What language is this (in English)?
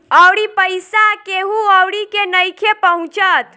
Bhojpuri